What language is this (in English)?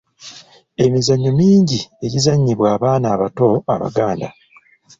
Ganda